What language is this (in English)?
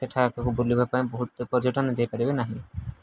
Odia